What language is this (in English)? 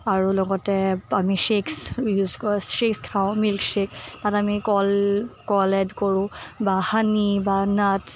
Assamese